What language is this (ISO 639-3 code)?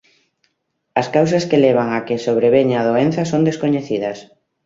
glg